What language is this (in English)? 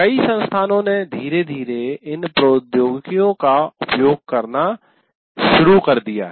Hindi